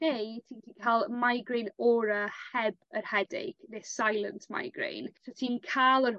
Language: Welsh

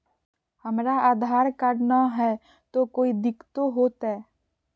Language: Magahi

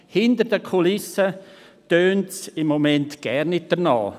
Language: Swiss German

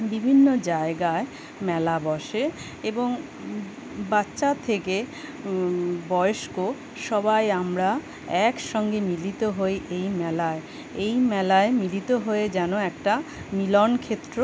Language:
Bangla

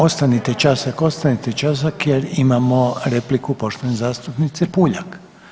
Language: Croatian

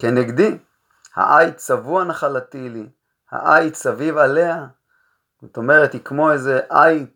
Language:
Hebrew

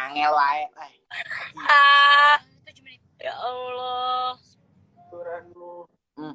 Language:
Indonesian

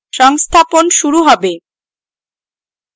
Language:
Bangla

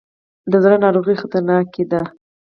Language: Pashto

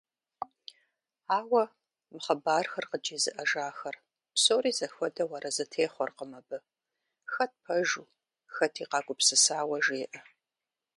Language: Kabardian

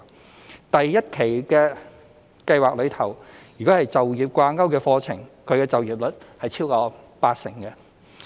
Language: Cantonese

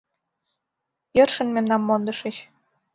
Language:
Mari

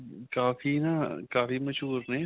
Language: Punjabi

